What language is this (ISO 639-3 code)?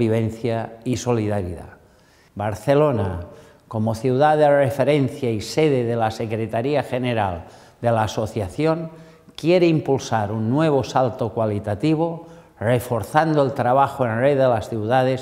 spa